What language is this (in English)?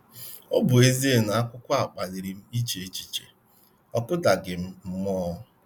Igbo